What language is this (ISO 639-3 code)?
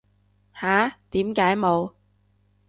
yue